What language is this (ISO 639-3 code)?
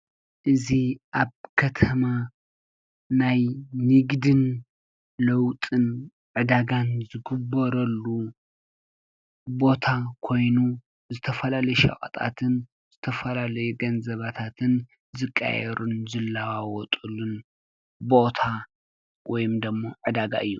tir